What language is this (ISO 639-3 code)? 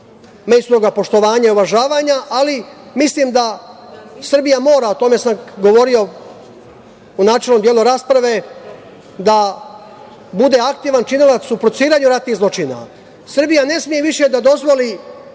srp